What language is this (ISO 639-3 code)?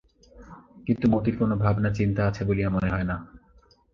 ben